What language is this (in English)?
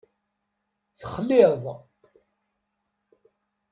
Kabyle